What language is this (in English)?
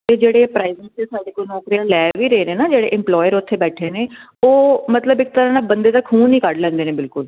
Punjabi